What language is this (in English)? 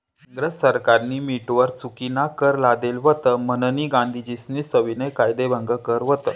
Marathi